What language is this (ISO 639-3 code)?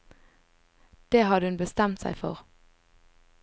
nor